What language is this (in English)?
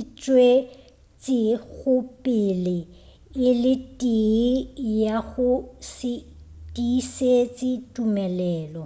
Northern Sotho